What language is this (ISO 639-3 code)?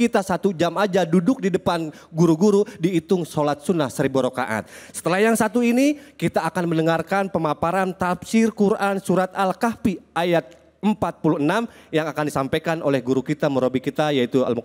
ind